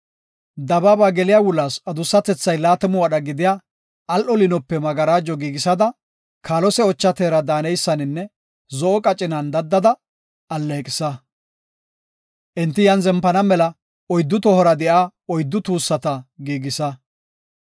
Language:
Gofa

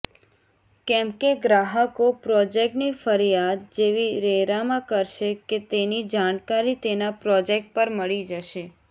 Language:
Gujarati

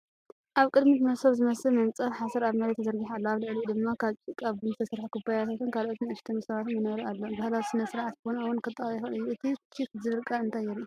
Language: Tigrinya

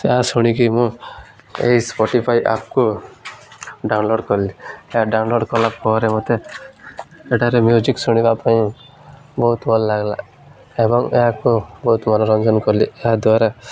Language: Odia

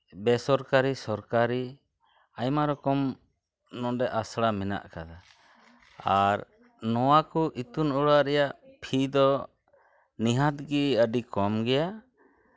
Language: Santali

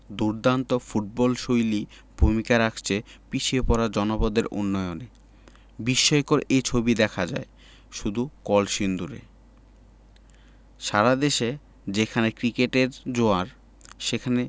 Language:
Bangla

